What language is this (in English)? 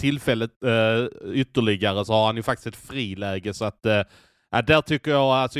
Swedish